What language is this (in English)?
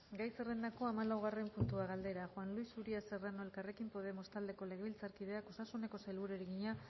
Basque